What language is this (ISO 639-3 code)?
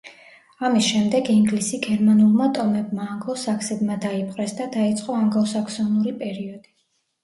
kat